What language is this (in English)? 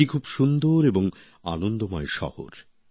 Bangla